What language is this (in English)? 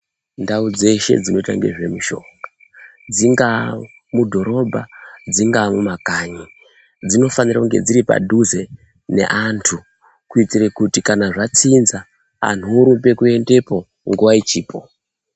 Ndau